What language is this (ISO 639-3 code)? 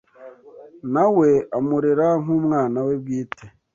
kin